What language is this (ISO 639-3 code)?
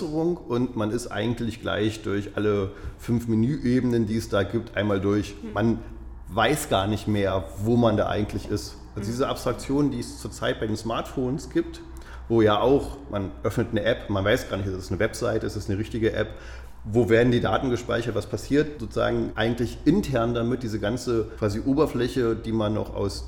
deu